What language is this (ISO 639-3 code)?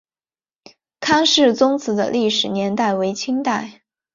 zho